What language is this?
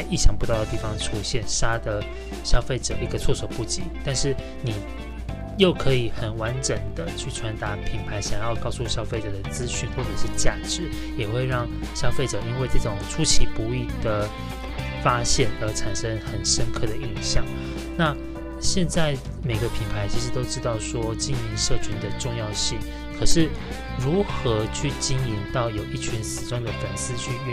Chinese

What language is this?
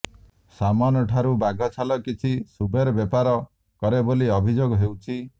Odia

